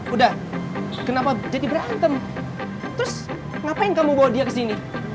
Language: Indonesian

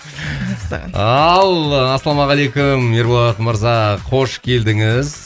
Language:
Kazakh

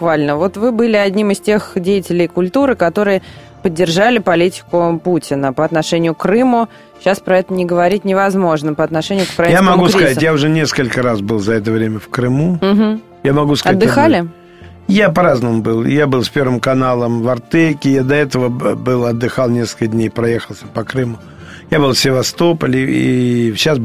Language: Russian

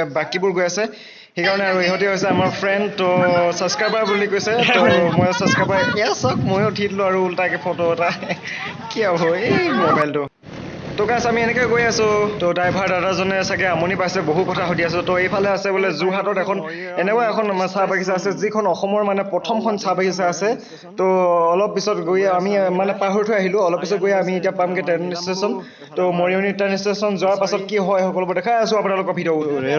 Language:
Assamese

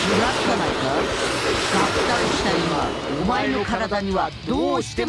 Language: Japanese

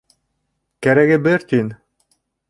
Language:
Bashkir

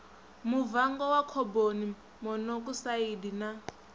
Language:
Venda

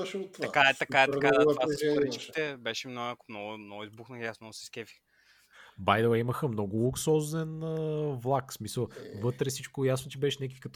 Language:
Bulgarian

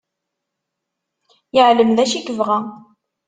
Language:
Kabyle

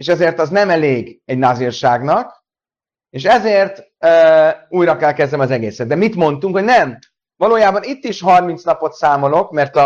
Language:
Hungarian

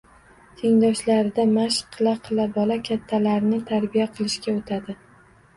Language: Uzbek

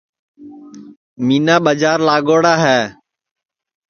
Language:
Sansi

